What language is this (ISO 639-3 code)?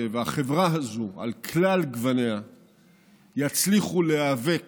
heb